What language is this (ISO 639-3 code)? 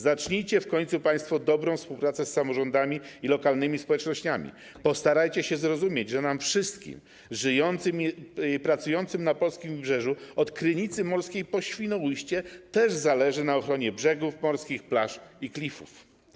pol